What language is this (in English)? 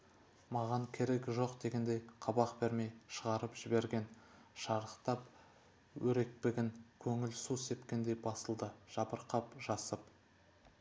Kazakh